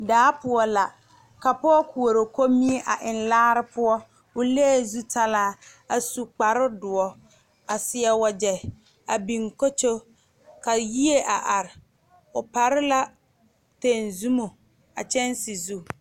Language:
Southern Dagaare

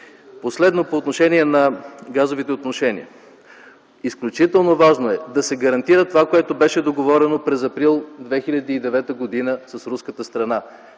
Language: Bulgarian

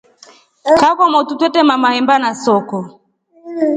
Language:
Rombo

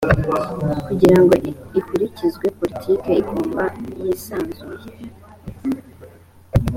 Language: Kinyarwanda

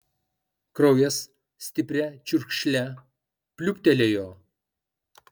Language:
Lithuanian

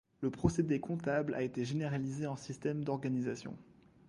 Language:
French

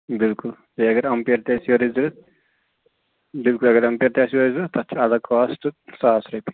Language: Kashmiri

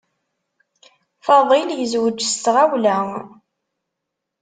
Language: Kabyle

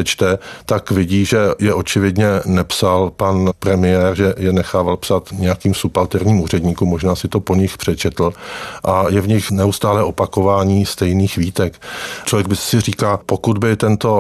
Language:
Czech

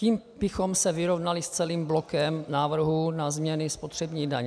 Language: Czech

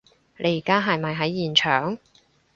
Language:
Cantonese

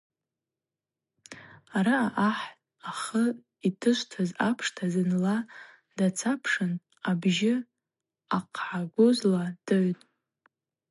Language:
Abaza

